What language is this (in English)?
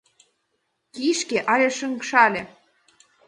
Mari